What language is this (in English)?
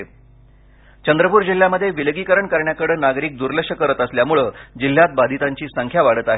Marathi